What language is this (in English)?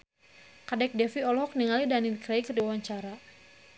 Sundanese